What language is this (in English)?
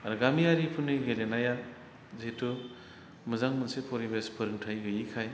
Bodo